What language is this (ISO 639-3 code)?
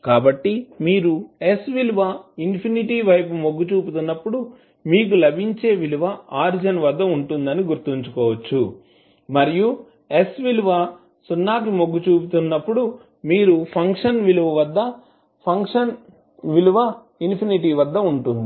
tel